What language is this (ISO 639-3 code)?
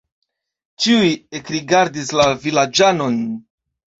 epo